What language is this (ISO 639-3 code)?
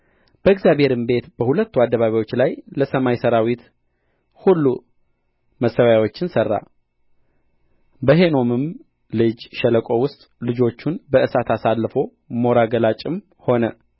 amh